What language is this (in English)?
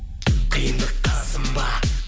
Kazakh